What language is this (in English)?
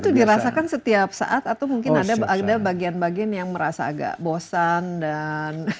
Indonesian